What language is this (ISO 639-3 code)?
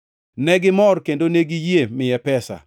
luo